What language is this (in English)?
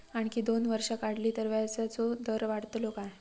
Marathi